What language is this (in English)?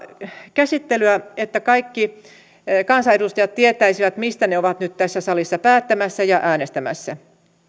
Finnish